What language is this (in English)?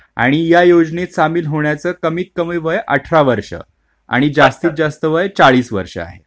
Marathi